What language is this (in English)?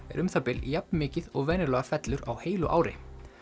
Icelandic